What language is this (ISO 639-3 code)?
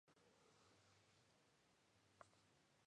spa